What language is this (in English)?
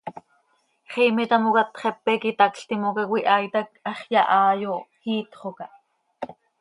Seri